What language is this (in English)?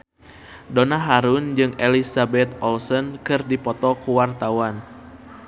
Sundanese